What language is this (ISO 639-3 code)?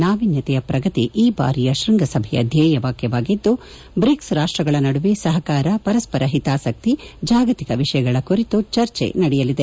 kan